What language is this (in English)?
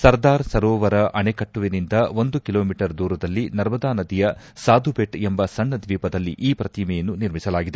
Kannada